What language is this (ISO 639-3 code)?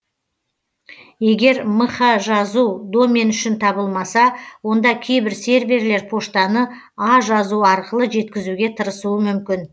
kaz